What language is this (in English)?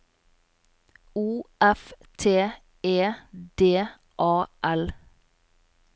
Norwegian